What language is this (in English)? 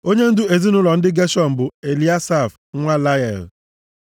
Igbo